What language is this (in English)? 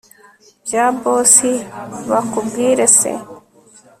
Kinyarwanda